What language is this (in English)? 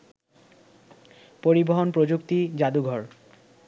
Bangla